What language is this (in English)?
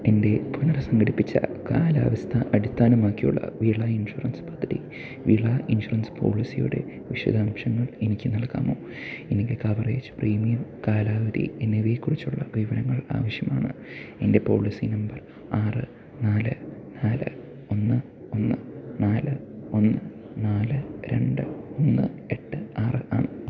Malayalam